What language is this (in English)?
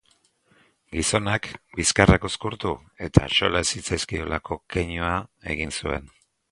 Basque